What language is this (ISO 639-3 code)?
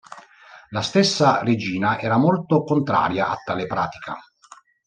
ita